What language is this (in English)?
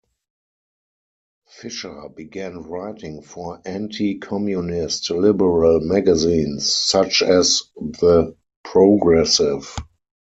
English